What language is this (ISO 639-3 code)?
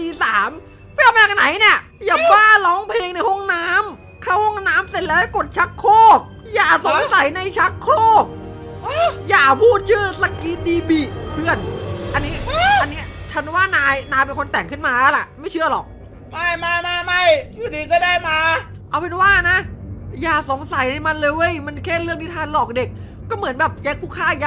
tha